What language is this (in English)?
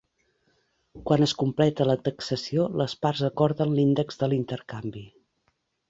Catalan